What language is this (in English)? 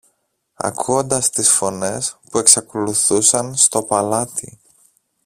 Greek